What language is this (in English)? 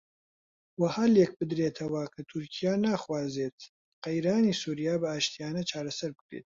Central Kurdish